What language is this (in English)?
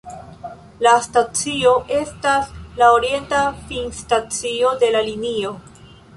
Esperanto